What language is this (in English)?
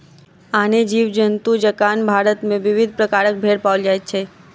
Maithili